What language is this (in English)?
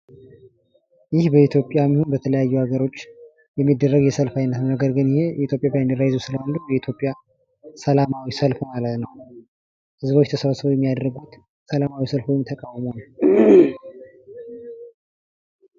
Amharic